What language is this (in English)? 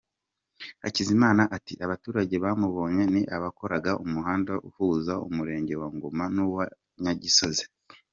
Kinyarwanda